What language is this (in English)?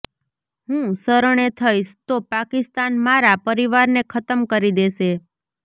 Gujarati